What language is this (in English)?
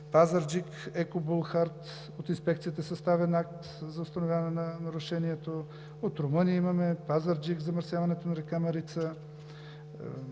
Bulgarian